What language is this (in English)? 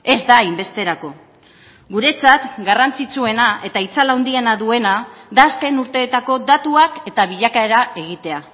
Basque